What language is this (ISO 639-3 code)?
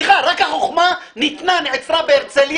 heb